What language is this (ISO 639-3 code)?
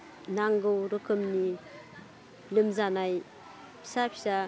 brx